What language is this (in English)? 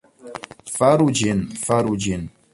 Esperanto